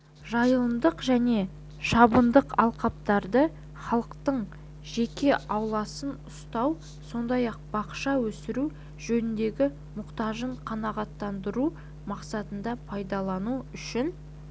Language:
Kazakh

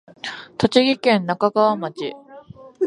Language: Japanese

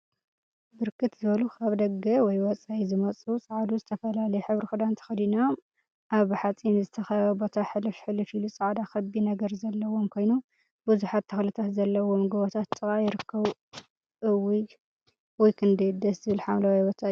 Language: Tigrinya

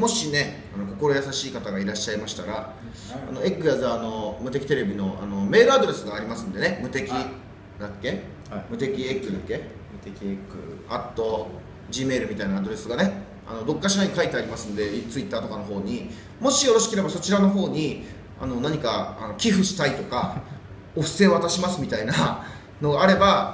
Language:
Japanese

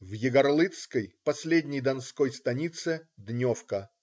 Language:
Russian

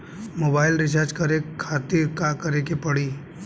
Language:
Bhojpuri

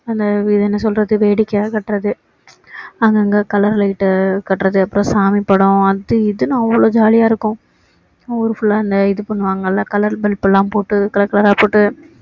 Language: Tamil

